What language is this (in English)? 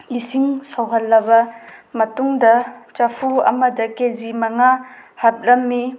Manipuri